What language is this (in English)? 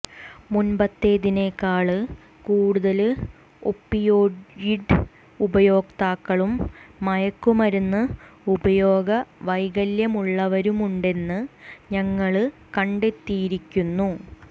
Malayalam